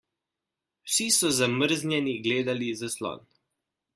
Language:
Slovenian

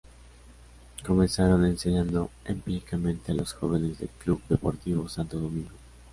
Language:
Spanish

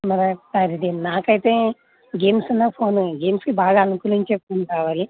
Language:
Telugu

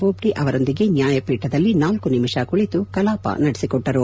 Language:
Kannada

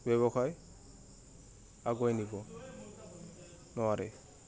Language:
Assamese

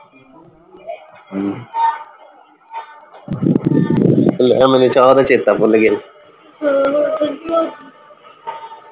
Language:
Punjabi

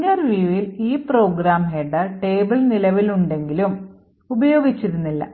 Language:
Malayalam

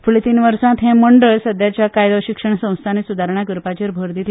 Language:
Konkani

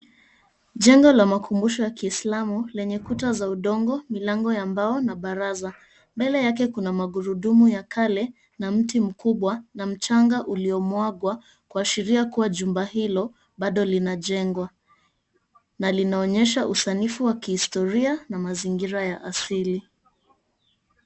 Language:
Swahili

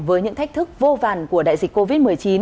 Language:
Vietnamese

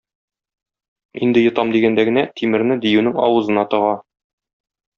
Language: Tatar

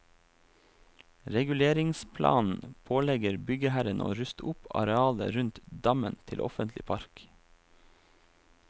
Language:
Norwegian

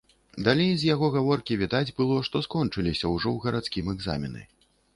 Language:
Belarusian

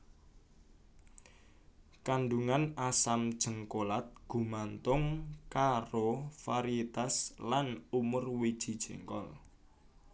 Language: Javanese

